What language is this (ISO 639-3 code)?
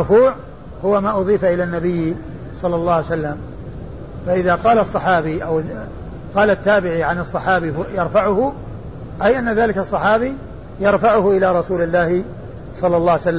ara